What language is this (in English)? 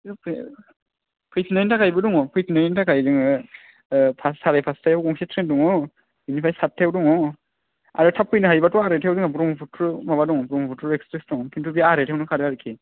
Bodo